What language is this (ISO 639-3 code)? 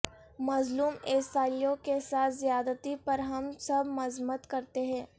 urd